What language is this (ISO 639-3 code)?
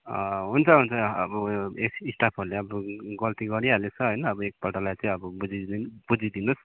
nep